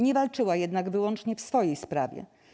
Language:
Polish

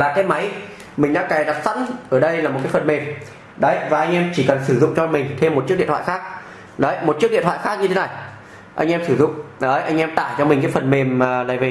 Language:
Vietnamese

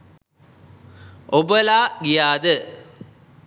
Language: Sinhala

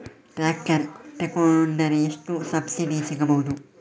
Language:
Kannada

